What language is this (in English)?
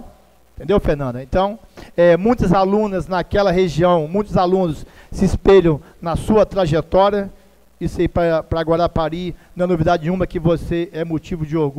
Portuguese